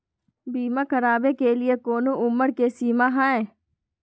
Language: Magahi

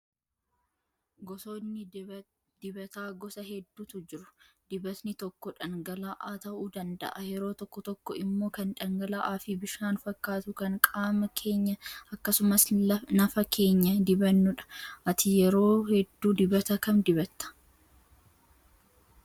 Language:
Oromo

